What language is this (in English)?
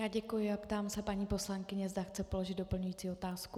Czech